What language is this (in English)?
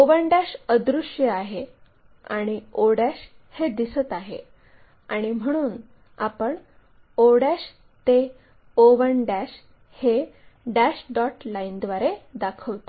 Marathi